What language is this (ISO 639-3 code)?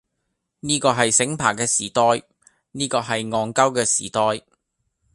yue